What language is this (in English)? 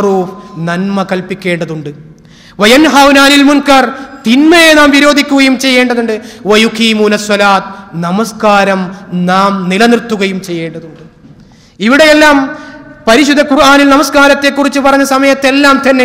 Arabic